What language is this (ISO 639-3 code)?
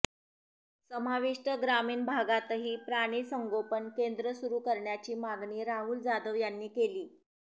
mar